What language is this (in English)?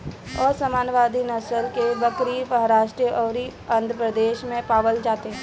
Bhojpuri